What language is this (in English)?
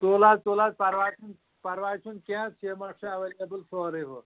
Kashmiri